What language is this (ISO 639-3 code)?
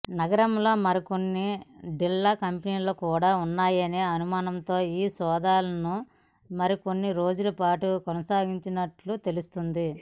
tel